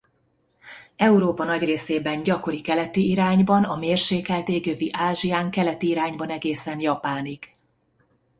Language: Hungarian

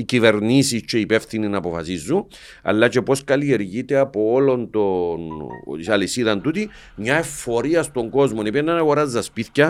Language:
Greek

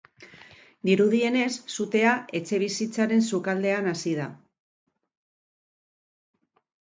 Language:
Basque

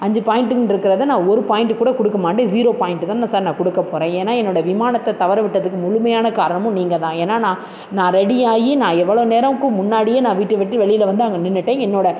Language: Tamil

